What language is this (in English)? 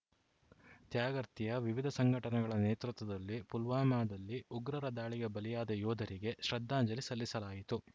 Kannada